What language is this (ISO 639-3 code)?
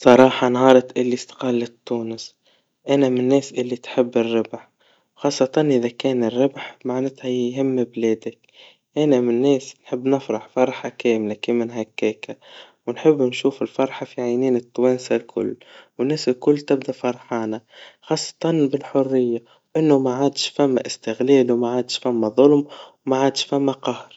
aeb